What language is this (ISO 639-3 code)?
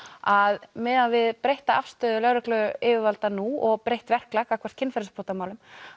isl